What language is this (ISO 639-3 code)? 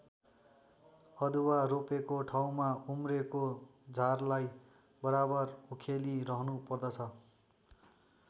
nep